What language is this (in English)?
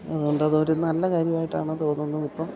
Malayalam